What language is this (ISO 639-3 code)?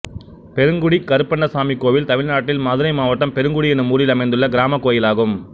tam